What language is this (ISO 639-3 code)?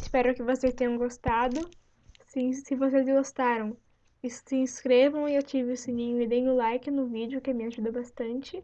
por